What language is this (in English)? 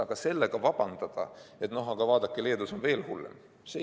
Estonian